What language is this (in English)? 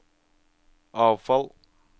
Norwegian